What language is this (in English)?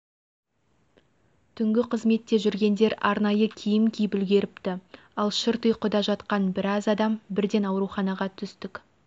Kazakh